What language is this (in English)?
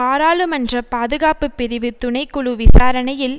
Tamil